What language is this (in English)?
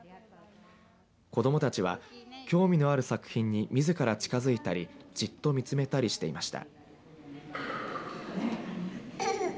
Japanese